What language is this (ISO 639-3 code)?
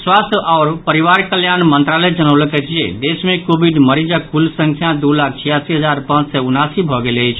mai